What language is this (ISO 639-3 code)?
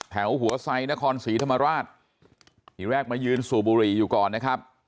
tha